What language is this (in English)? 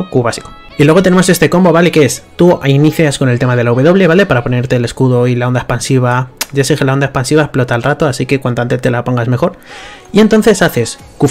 Spanish